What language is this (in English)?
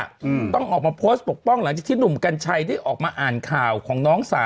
Thai